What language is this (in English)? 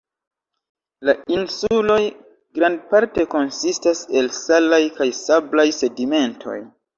Esperanto